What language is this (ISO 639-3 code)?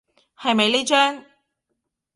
yue